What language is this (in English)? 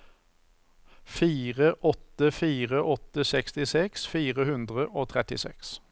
Norwegian